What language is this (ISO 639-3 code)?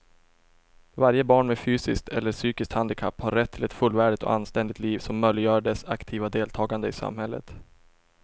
swe